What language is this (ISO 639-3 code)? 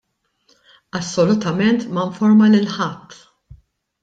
mlt